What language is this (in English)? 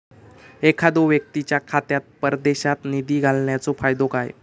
Marathi